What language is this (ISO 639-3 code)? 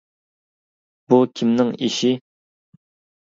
uig